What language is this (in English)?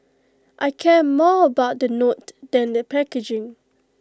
English